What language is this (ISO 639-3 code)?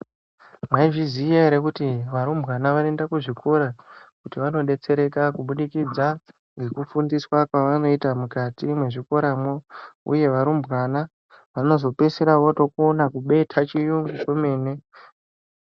ndc